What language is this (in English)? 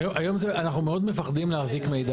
Hebrew